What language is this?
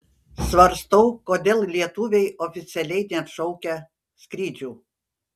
Lithuanian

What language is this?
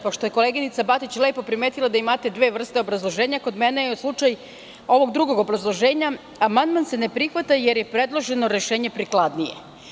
Serbian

